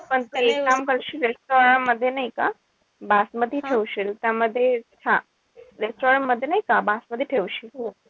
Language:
Marathi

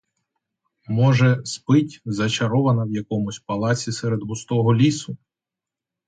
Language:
Ukrainian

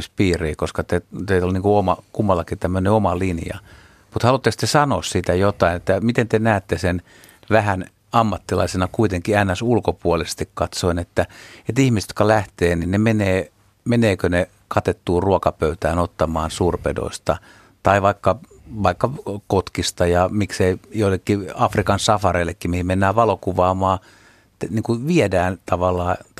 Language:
Finnish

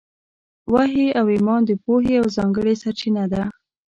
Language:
Pashto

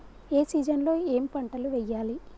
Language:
Telugu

